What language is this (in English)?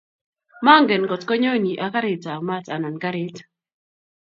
Kalenjin